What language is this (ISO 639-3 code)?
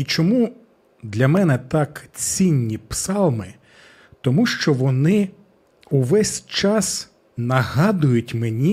ukr